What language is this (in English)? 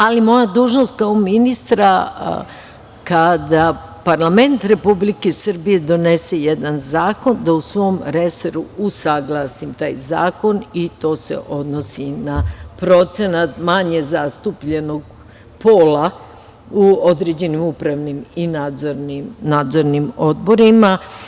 Serbian